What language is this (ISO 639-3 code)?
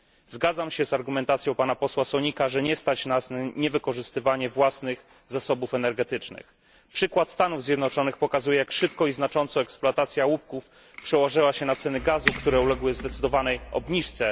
pol